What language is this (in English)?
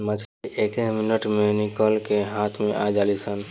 Bhojpuri